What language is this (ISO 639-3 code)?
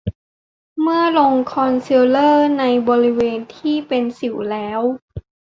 tha